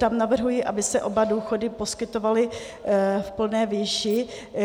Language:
Czech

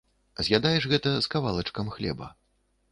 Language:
Belarusian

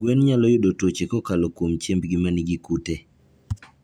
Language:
Luo (Kenya and Tanzania)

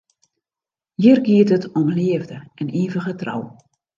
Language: Western Frisian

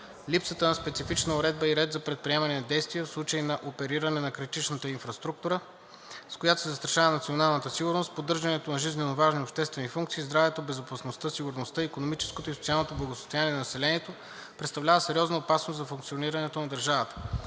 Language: Bulgarian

